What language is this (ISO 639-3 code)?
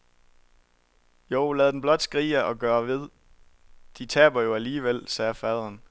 dan